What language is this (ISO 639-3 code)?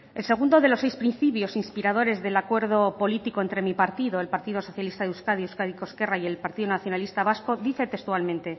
spa